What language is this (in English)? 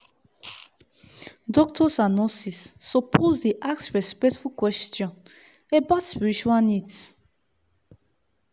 Nigerian Pidgin